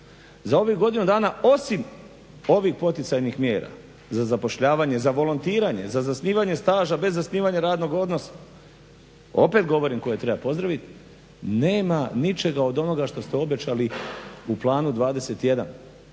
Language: Croatian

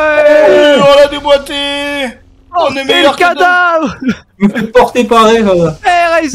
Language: French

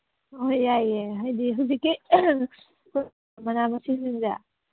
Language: Manipuri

